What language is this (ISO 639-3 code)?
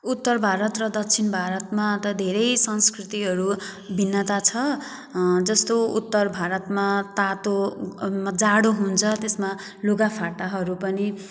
nep